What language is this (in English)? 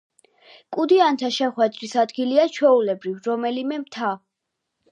Georgian